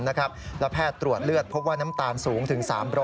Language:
Thai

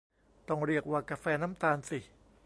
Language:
Thai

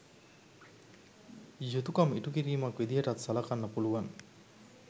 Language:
Sinhala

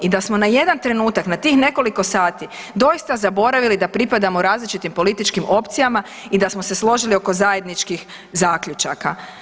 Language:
Croatian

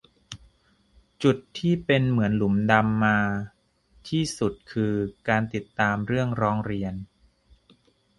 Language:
Thai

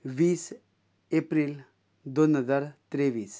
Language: Konkani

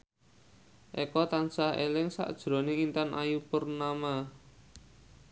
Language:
Javanese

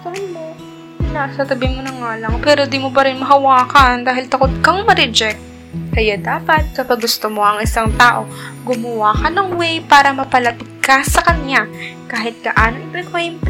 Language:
Filipino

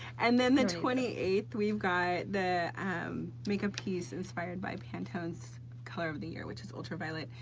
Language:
English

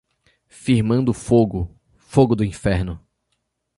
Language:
Portuguese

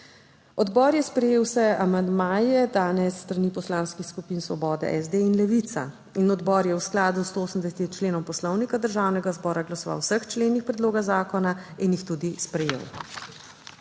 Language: Slovenian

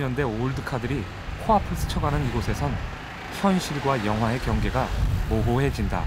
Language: Korean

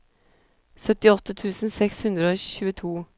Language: Norwegian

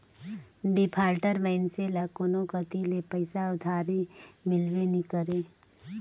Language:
Chhattisgarhi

